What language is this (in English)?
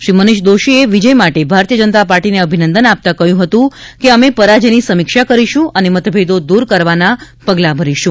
Gujarati